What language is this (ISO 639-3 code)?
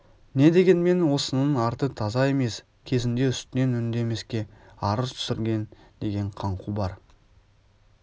kaz